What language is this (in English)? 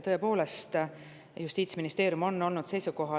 Estonian